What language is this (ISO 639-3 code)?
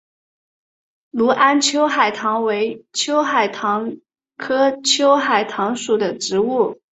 zho